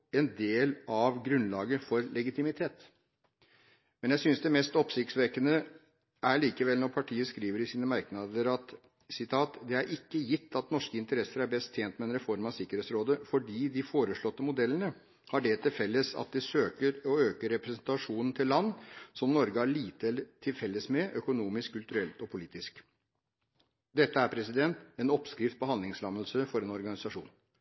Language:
Norwegian Bokmål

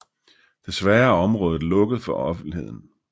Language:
Danish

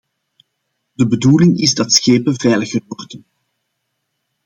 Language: Dutch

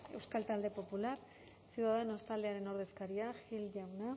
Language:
Basque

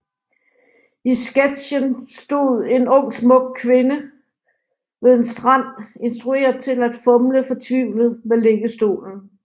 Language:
Danish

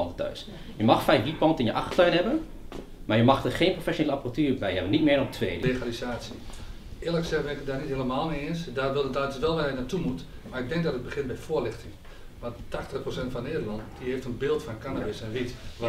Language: Dutch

